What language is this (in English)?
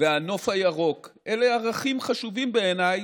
Hebrew